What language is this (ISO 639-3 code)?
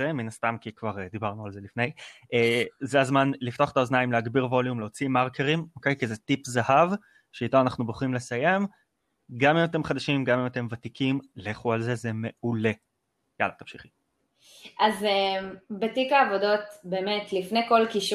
heb